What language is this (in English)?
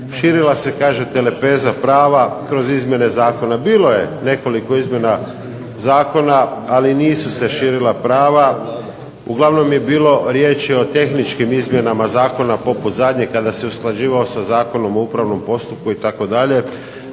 Croatian